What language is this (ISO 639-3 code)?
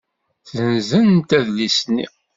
kab